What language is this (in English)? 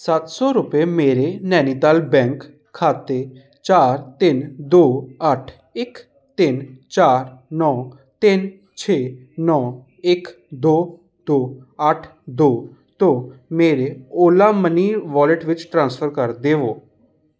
Punjabi